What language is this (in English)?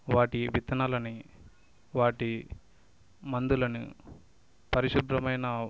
Telugu